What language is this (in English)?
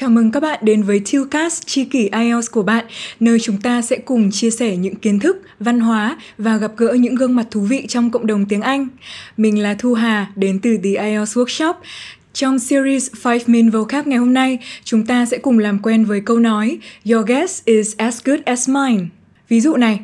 Vietnamese